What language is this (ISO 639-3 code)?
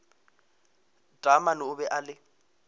nso